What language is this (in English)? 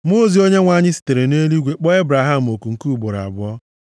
Igbo